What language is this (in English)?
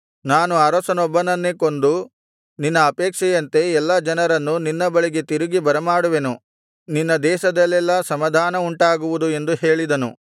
Kannada